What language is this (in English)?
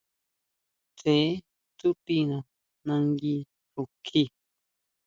Huautla Mazatec